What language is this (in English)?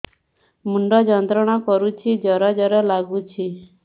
Odia